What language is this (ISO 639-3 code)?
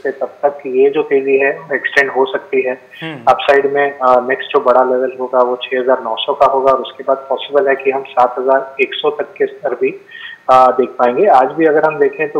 hin